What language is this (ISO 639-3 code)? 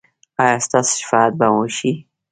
pus